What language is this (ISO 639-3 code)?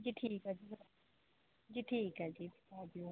pan